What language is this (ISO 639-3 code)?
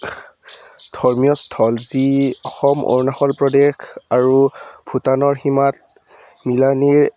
asm